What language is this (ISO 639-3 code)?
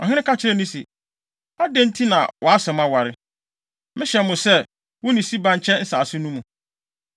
aka